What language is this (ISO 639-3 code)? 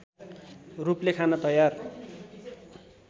nep